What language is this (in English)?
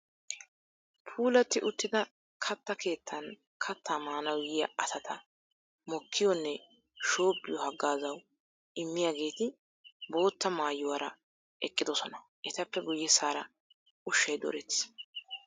Wolaytta